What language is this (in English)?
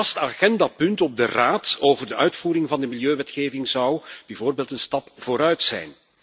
Dutch